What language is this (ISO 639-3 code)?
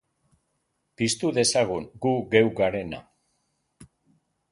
eus